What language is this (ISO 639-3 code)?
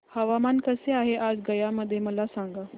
mar